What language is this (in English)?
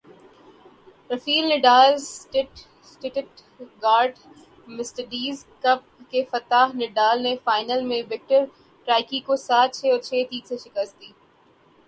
Urdu